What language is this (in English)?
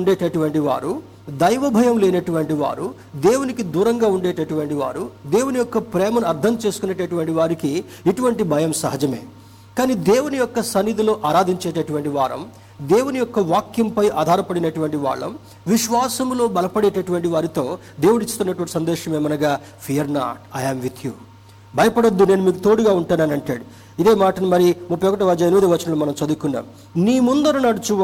Telugu